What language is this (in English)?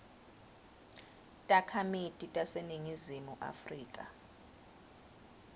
Swati